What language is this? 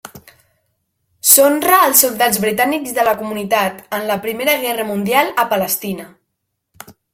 Catalan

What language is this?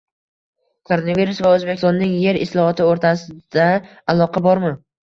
Uzbek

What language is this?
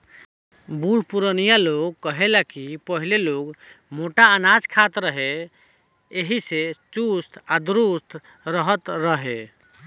Bhojpuri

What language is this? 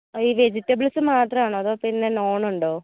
Malayalam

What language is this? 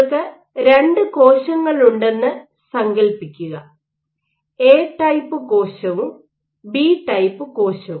Malayalam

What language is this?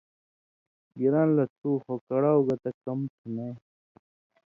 Indus Kohistani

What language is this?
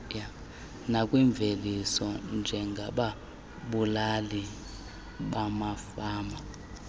Xhosa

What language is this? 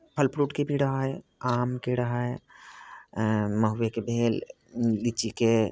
Maithili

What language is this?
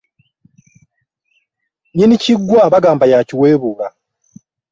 Ganda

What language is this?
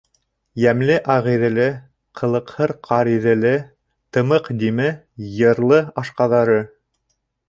Bashkir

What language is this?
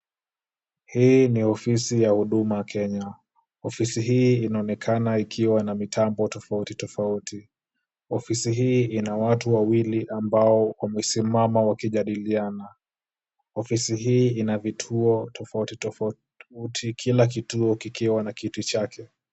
Swahili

